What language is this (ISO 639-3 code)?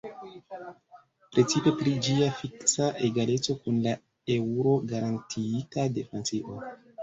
epo